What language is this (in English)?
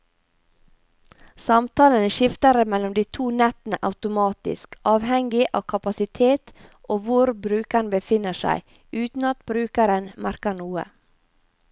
Norwegian